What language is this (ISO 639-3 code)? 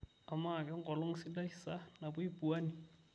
mas